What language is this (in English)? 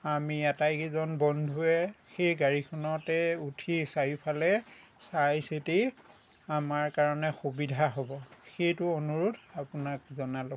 Assamese